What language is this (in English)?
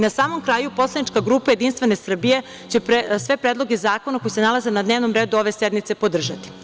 Serbian